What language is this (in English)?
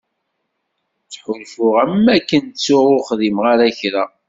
Kabyle